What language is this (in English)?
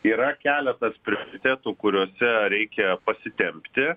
Lithuanian